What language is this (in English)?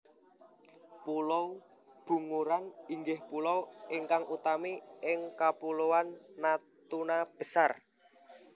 Javanese